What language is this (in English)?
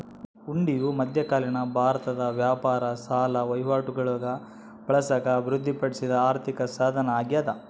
Kannada